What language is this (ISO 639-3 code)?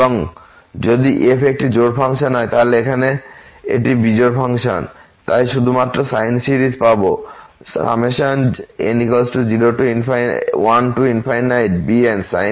ben